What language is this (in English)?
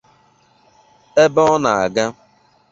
Igbo